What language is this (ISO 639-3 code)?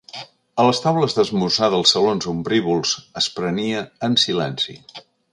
cat